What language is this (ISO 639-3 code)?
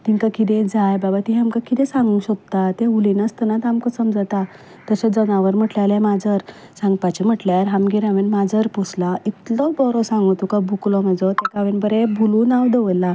kok